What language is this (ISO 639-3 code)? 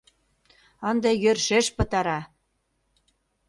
chm